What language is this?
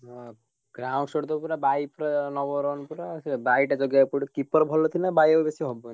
Odia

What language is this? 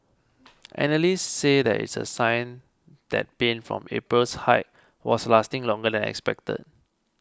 English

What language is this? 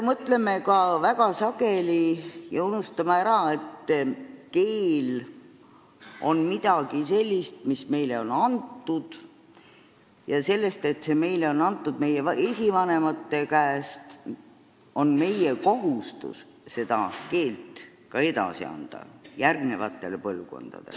Estonian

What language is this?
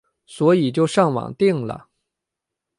Chinese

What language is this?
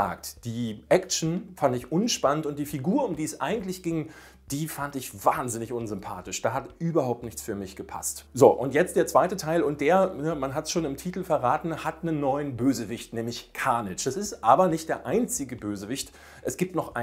German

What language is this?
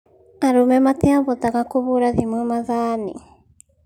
Kikuyu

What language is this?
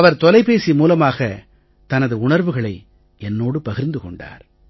Tamil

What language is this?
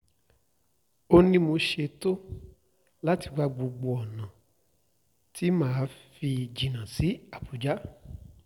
Yoruba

